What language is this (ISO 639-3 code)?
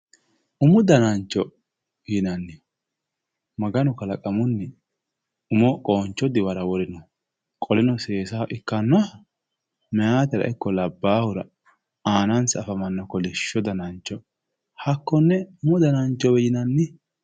sid